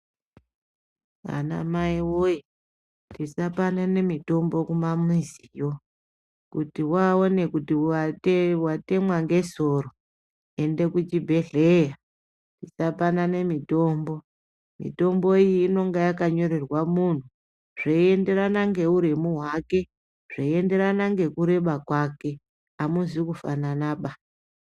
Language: Ndau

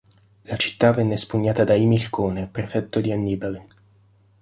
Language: Italian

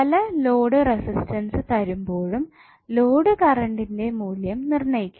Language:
Malayalam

